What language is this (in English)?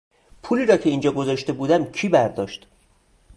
Persian